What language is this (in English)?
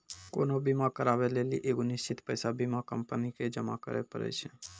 Maithili